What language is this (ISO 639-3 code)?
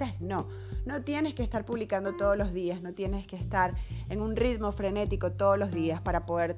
spa